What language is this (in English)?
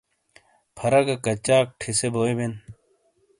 Shina